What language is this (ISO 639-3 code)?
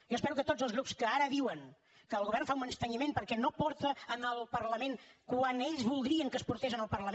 cat